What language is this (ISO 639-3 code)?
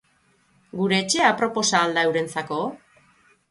eus